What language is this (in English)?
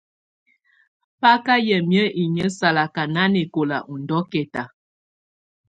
Tunen